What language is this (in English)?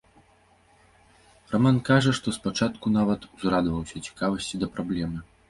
Belarusian